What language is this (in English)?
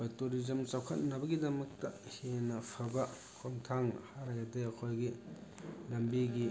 Manipuri